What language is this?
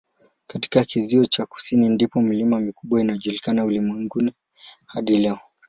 Swahili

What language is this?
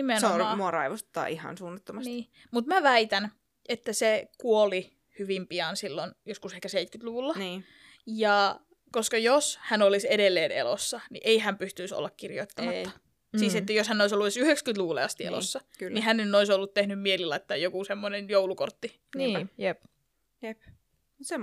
Finnish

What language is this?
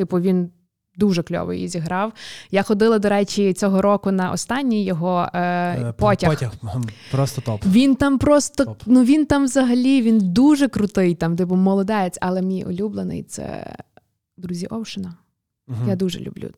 Ukrainian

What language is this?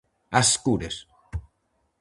Galician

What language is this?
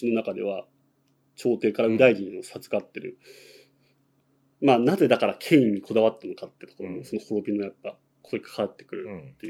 Japanese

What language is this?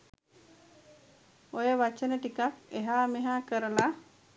Sinhala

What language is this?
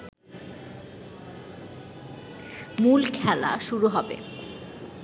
Bangla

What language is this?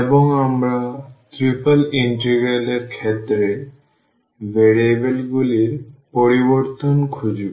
Bangla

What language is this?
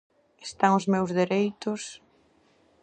Galician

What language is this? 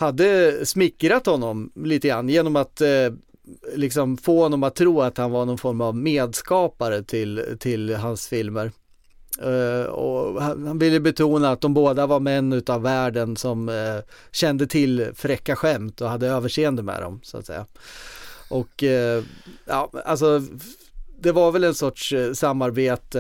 Swedish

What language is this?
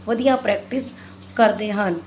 Punjabi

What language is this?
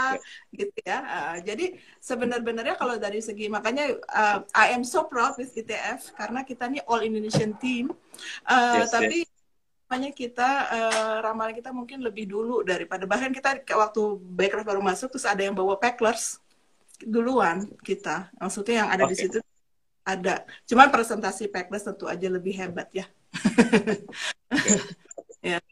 Indonesian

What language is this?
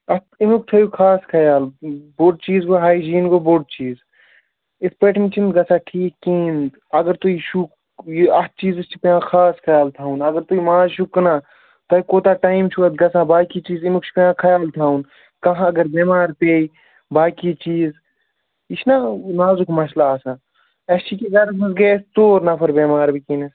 Kashmiri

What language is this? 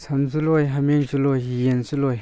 Manipuri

